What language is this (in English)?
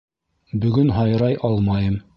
Bashkir